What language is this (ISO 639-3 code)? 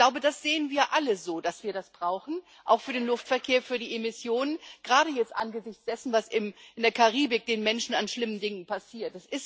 deu